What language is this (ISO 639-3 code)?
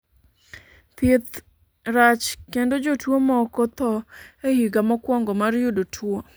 luo